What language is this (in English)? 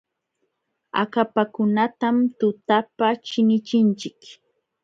Jauja Wanca Quechua